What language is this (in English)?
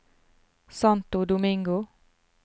Norwegian